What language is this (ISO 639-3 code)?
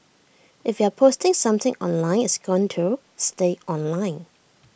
eng